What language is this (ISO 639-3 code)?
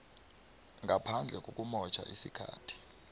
nbl